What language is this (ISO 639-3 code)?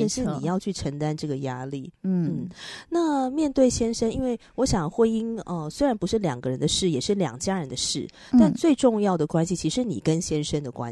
zho